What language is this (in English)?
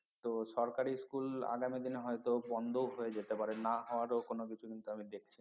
Bangla